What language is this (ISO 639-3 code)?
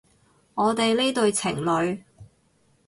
yue